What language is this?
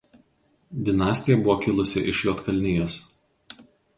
Lithuanian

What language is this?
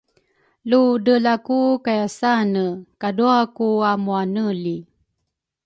Rukai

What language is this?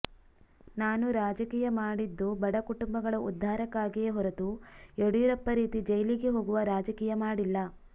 Kannada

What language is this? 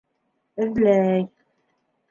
Bashkir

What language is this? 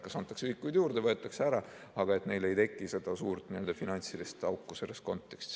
Estonian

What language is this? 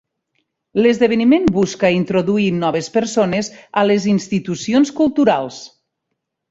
Catalan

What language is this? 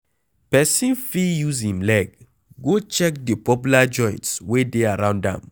Nigerian Pidgin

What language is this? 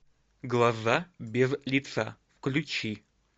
Russian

